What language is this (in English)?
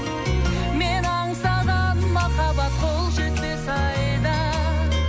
Kazakh